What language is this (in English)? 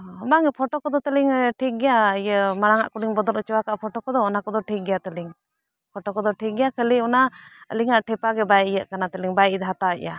Santali